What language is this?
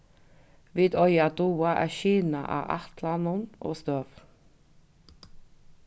Faroese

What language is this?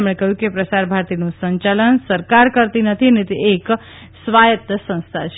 Gujarati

